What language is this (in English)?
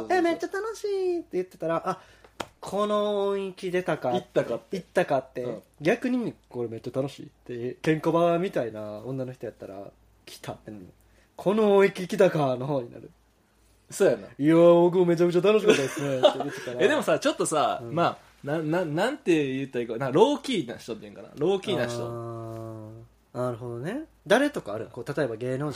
Japanese